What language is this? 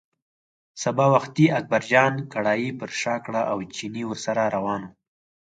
Pashto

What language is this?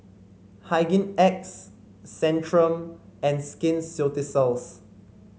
English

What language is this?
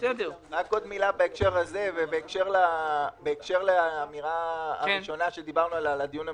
Hebrew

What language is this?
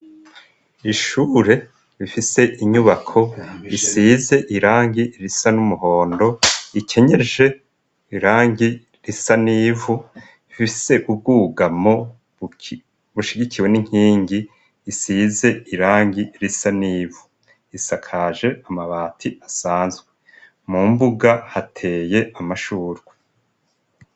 Rundi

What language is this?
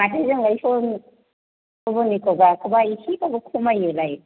Bodo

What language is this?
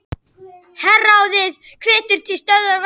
Icelandic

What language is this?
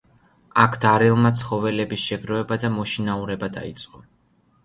Georgian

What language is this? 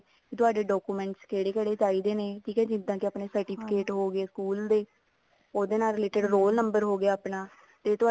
Punjabi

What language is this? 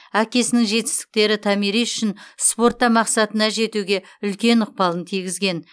Kazakh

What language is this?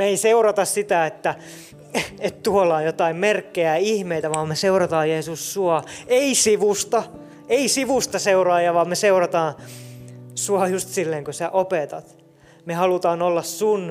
Finnish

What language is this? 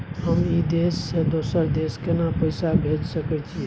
Maithili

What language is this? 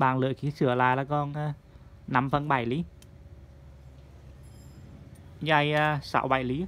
Vietnamese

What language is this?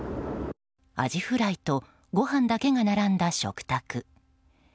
Japanese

